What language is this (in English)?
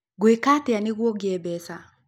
Kikuyu